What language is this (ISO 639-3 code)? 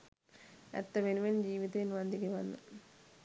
sin